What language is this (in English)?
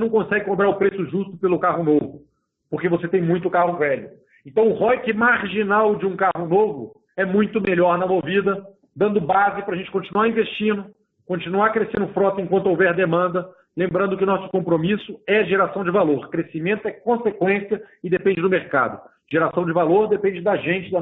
Portuguese